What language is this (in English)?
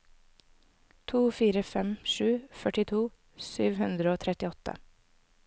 Norwegian